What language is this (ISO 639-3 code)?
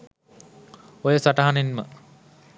sin